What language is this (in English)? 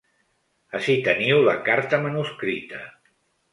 Catalan